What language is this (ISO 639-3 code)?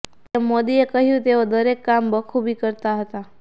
guj